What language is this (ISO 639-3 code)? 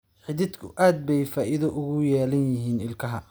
som